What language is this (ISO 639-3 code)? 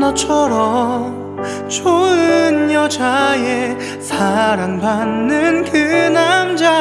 kor